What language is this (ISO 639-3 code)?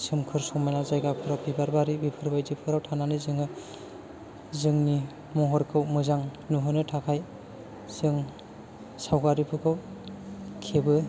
brx